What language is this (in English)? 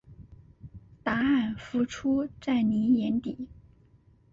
Chinese